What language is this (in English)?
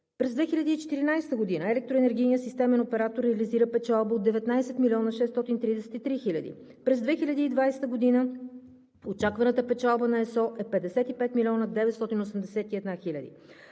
Bulgarian